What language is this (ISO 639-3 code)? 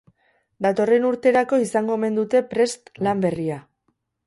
eus